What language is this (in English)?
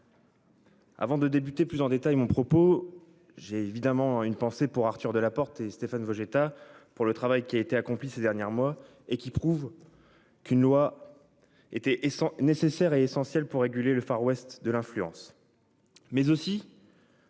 French